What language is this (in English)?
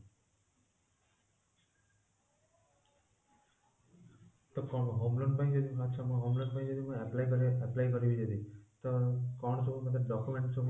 Odia